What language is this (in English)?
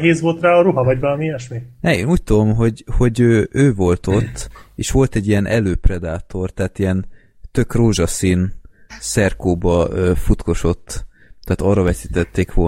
Hungarian